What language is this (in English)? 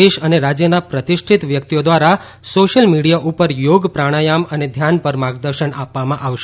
Gujarati